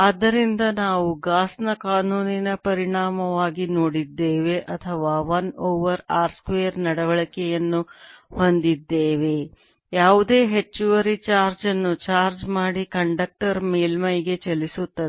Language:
Kannada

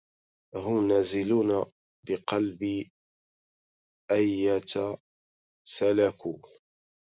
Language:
Arabic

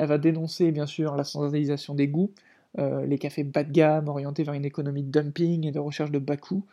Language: French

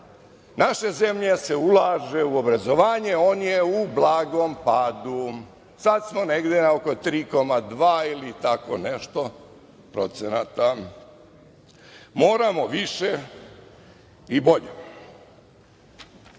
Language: Serbian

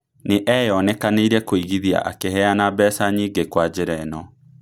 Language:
Kikuyu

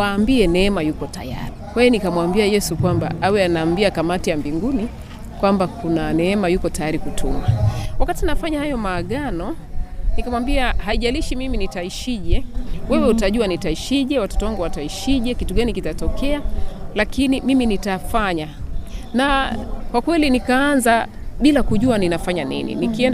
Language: Swahili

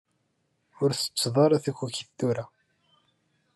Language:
Kabyle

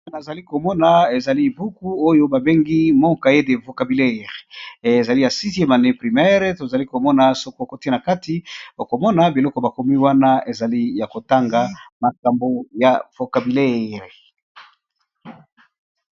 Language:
Lingala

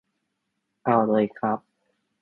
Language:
Thai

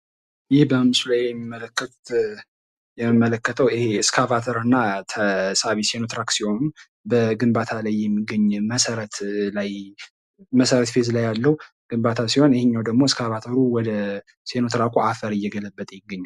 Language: Amharic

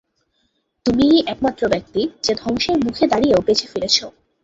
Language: Bangla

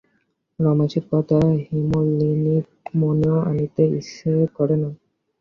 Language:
Bangla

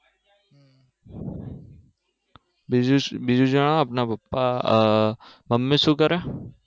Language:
Gujarati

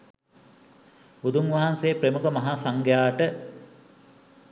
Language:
Sinhala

